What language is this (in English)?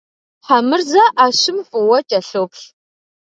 Kabardian